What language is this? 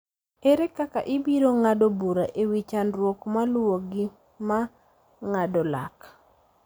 Luo (Kenya and Tanzania)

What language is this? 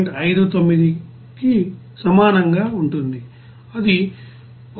Telugu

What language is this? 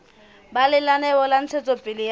Southern Sotho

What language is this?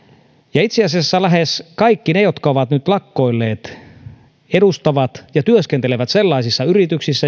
Finnish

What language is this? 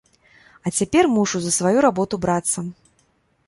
Belarusian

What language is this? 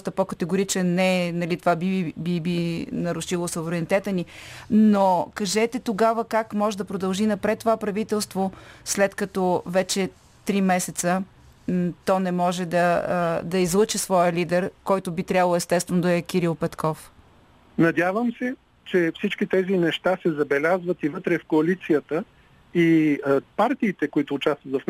Bulgarian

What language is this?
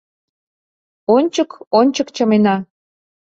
Mari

